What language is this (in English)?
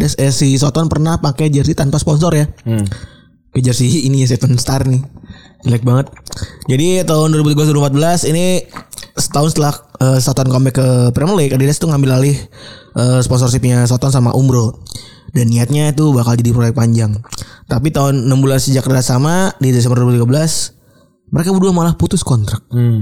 Indonesian